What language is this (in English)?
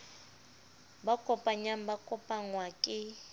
Southern Sotho